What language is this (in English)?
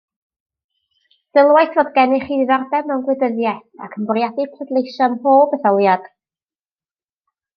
Welsh